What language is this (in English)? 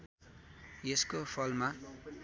Nepali